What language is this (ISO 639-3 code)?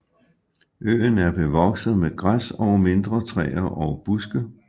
dan